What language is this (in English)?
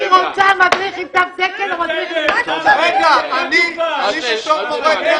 Hebrew